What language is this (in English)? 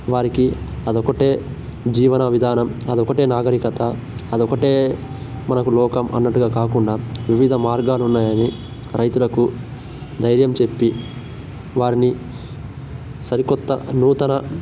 Telugu